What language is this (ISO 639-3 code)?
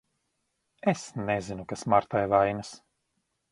lav